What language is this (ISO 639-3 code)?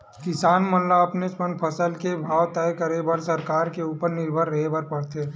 hne